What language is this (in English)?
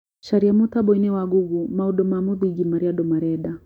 Kikuyu